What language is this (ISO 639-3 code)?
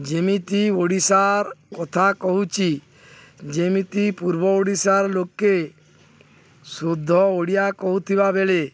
ori